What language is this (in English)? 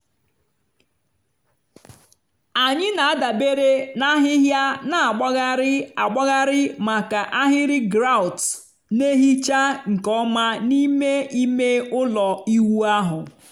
Igbo